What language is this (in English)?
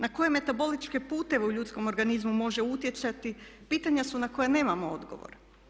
Croatian